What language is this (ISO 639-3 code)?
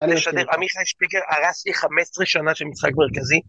heb